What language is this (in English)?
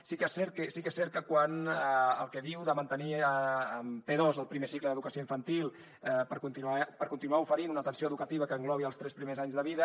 Catalan